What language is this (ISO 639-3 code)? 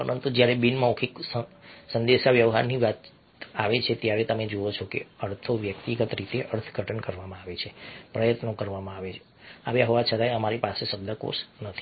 guj